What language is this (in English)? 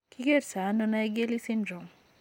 Kalenjin